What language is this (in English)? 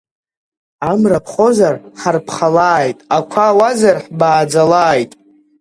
Abkhazian